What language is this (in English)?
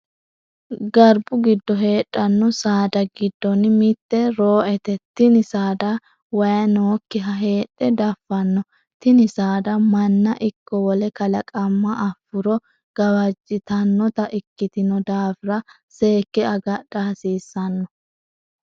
Sidamo